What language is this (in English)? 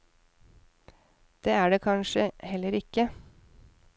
Norwegian